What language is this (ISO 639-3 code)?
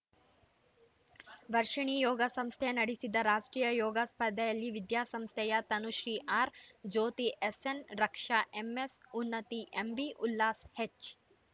kan